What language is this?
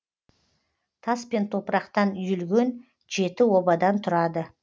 Kazakh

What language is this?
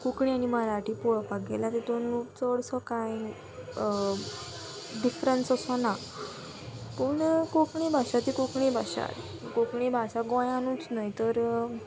Konkani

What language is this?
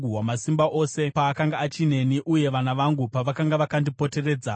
Shona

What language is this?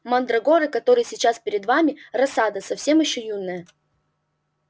Russian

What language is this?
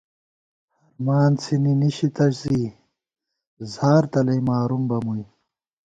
Gawar-Bati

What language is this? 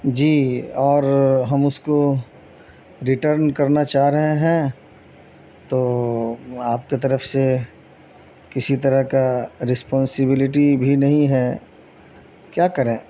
Urdu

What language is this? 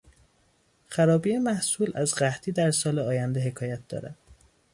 Persian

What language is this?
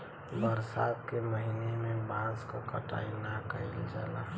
Bhojpuri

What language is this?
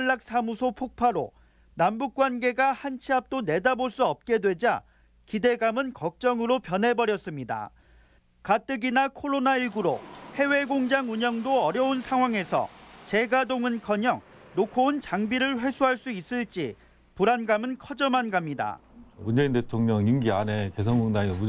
Korean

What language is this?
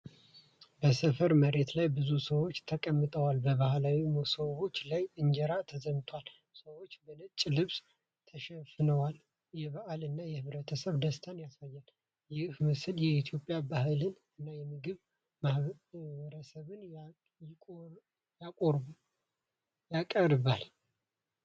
Amharic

